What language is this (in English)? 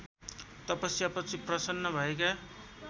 Nepali